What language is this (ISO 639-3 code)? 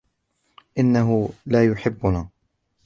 ara